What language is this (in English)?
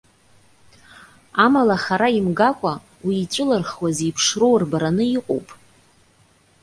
Abkhazian